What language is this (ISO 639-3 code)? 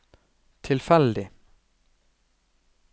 nor